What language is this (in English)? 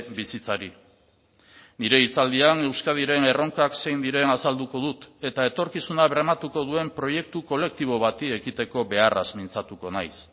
Basque